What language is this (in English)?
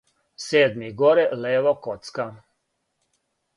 Serbian